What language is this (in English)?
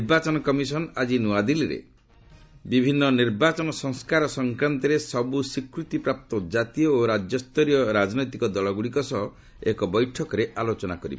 Odia